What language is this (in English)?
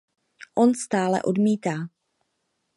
Czech